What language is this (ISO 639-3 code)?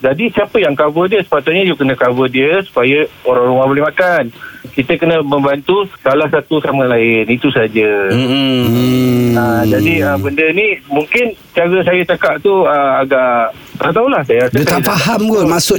msa